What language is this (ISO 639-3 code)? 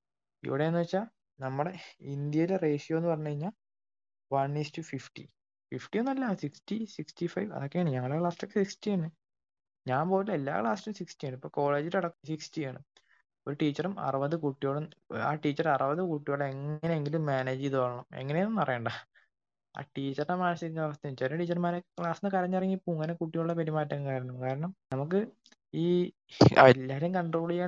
mal